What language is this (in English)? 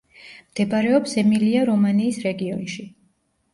Georgian